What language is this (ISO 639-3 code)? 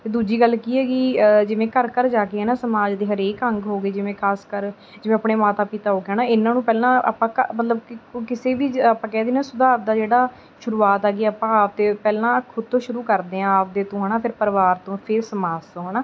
pan